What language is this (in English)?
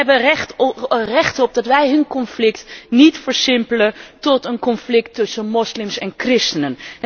Dutch